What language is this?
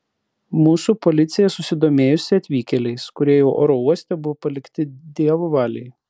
Lithuanian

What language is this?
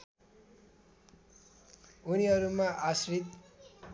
Nepali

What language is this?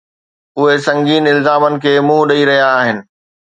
Sindhi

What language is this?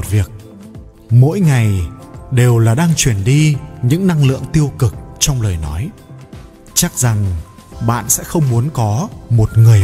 Vietnamese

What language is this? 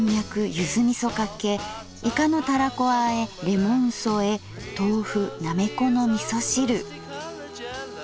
Japanese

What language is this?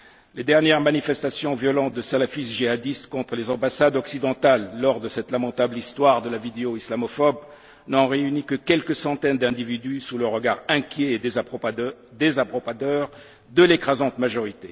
French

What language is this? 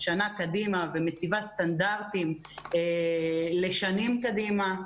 Hebrew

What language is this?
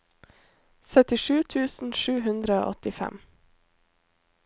Norwegian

